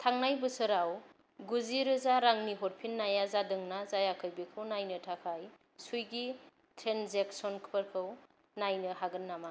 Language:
Bodo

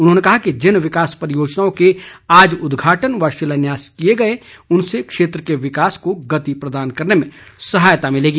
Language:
Hindi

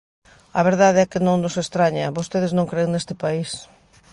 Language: Galician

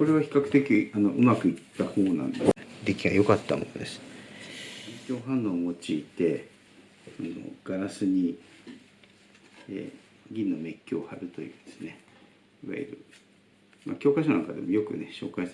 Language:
Japanese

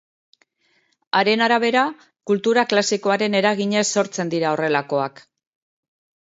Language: Basque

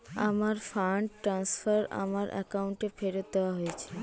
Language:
Bangla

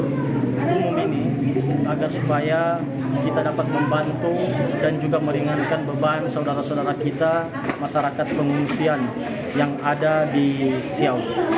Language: Indonesian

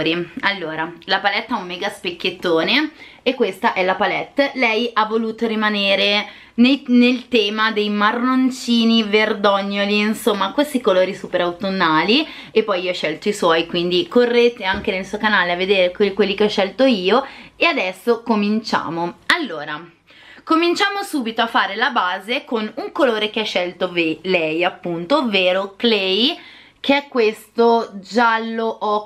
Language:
Italian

